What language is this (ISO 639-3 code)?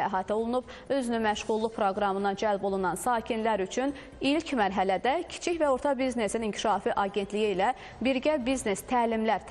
tur